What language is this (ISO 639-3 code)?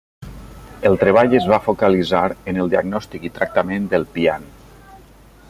cat